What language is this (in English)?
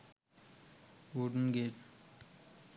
Sinhala